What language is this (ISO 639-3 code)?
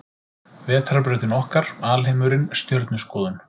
isl